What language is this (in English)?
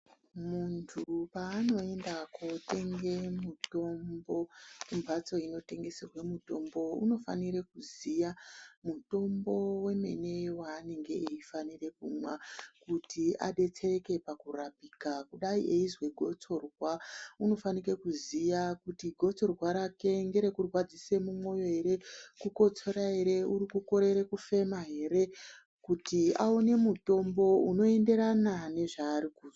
Ndau